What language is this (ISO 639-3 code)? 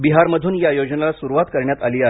mar